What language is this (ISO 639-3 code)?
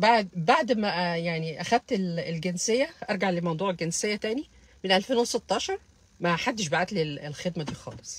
ara